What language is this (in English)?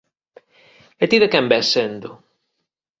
Galician